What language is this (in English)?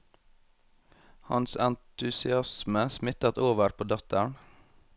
Norwegian